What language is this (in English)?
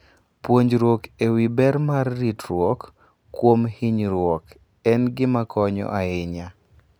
Luo (Kenya and Tanzania)